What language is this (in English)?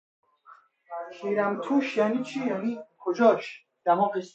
Persian